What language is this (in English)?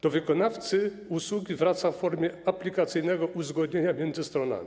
Polish